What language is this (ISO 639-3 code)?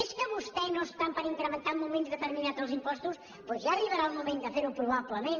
cat